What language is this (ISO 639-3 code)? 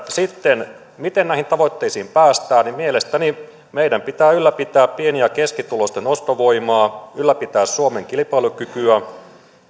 fin